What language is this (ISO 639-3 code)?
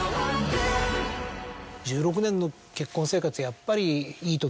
jpn